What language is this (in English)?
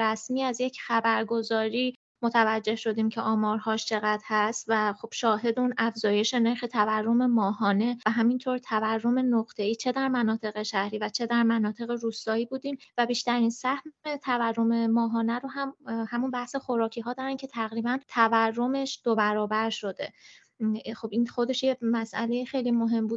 Persian